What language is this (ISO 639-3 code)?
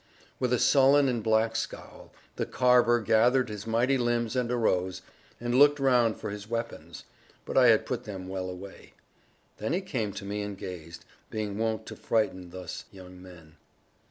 eng